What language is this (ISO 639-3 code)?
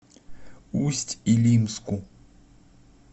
rus